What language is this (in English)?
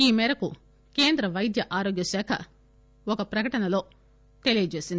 Telugu